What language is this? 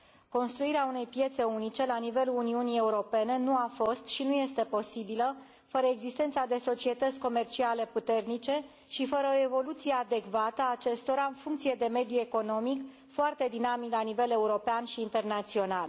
Romanian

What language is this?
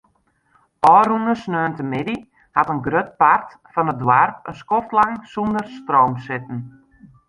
Western Frisian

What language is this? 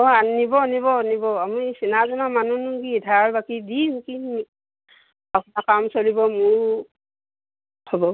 Assamese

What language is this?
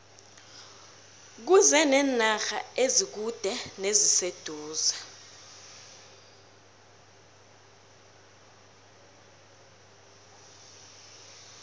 South Ndebele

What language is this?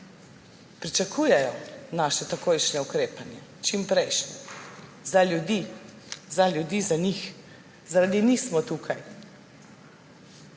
Slovenian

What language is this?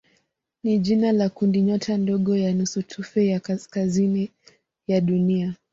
Swahili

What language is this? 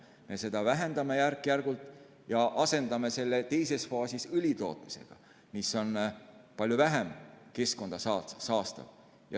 Estonian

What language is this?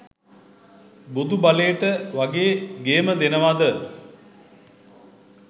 Sinhala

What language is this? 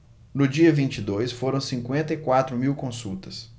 Portuguese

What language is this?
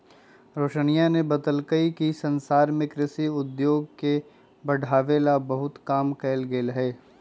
Magahi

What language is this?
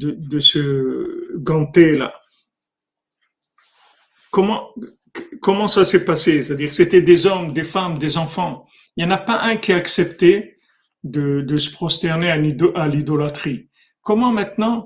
French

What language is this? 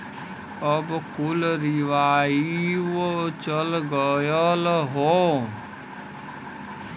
Bhojpuri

